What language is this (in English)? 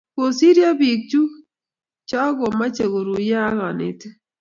Kalenjin